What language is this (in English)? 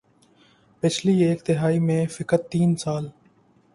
Urdu